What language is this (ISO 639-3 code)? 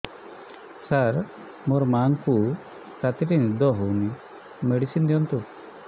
ori